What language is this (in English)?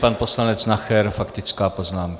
Czech